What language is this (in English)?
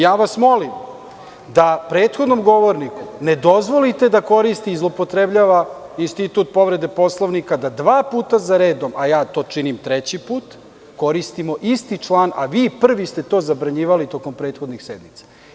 Serbian